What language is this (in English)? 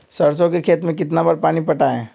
Magahi